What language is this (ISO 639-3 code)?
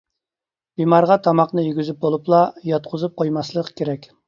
uig